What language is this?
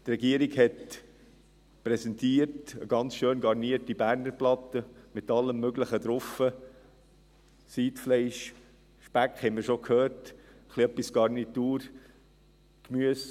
Swiss German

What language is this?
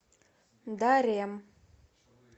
Russian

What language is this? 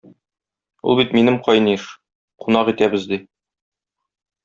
Tatar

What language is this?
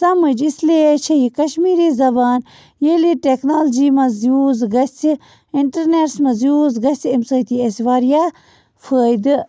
Kashmiri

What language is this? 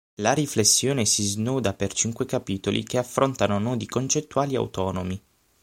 Italian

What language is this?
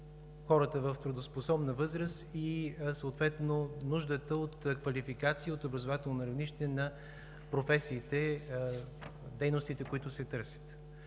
Bulgarian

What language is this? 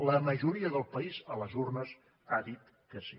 Catalan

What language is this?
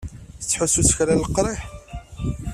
Kabyle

